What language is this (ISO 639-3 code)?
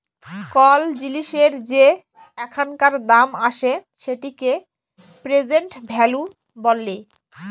ben